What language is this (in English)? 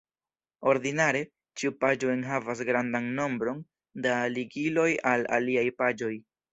Esperanto